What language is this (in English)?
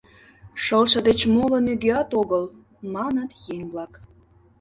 Mari